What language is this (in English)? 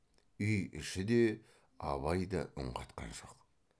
Kazakh